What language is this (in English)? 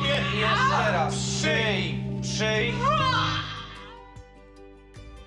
Polish